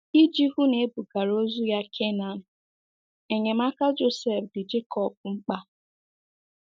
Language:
Igbo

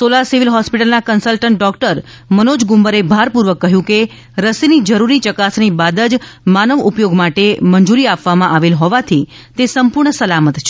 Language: Gujarati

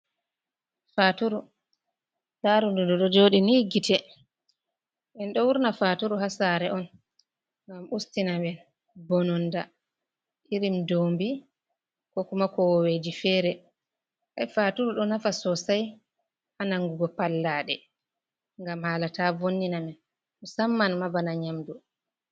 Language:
Fula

